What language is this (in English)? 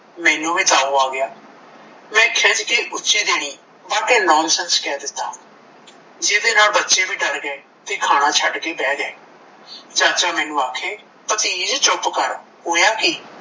Punjabi